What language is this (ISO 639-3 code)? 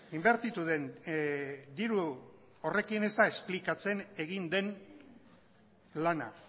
eus